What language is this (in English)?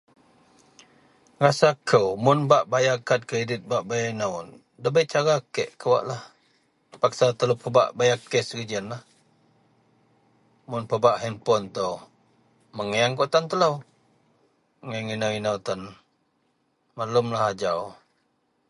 Central Melanau